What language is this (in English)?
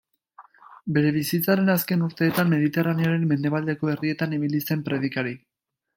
Basque